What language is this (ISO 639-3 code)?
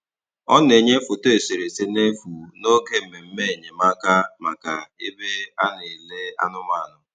ibo